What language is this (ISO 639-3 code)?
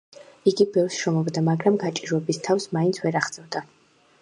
kat